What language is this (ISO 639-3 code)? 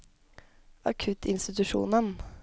nor